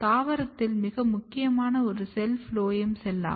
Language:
Tamil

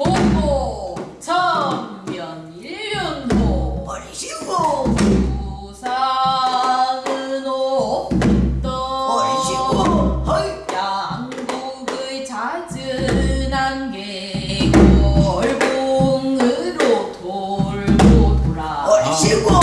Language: Korean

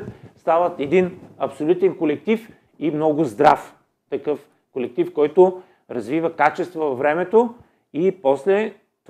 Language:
Bulgarian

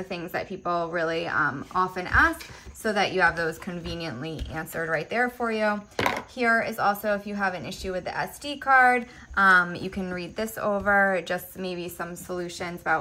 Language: English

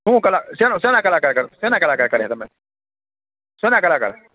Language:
Gujarati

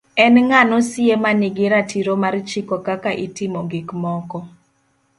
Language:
Luo (Kenya and Tanzania)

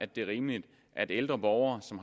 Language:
Danish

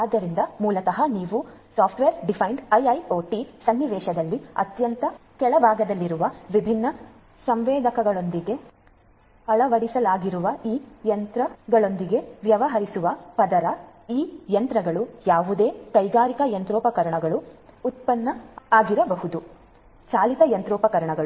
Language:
Kannada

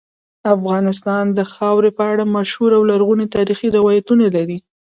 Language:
Pashto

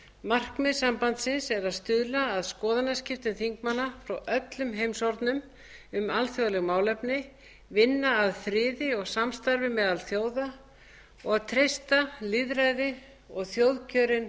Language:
Icelandic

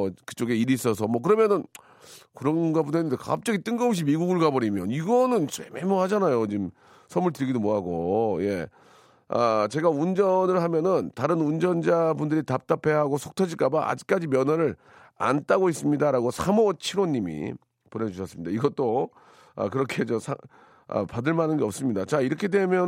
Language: Korean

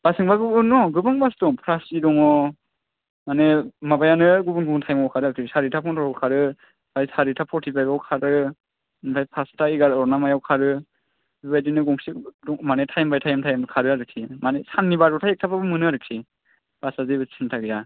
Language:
Bodo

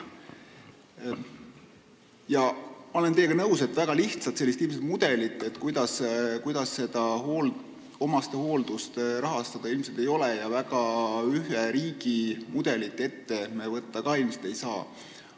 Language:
Estonian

